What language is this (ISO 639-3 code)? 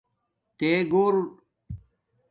dmk